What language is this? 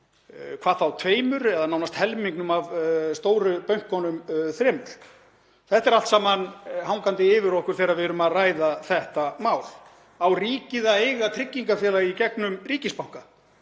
Icelandic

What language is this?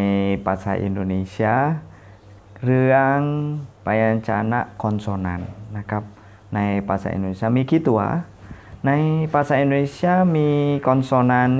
Thai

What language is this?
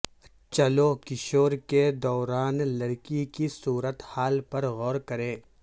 Urdu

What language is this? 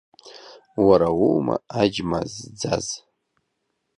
Abkhazian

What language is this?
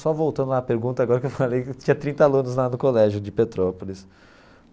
Portuguese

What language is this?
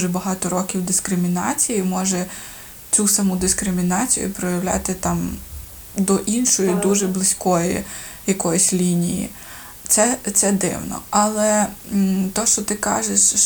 Ukrainian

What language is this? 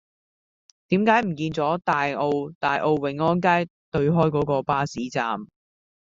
Cantonese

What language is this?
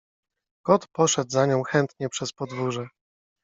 Polish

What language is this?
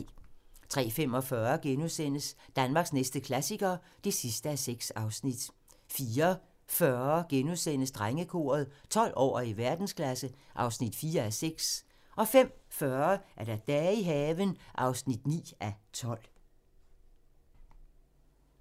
Danish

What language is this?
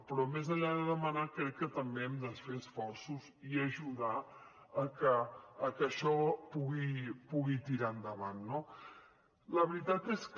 Catalan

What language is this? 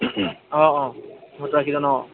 Assamese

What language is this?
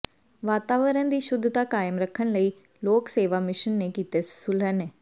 Punjabi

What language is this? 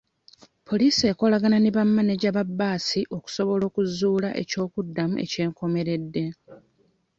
Ganda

